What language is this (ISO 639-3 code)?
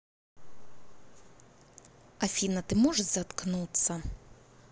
rus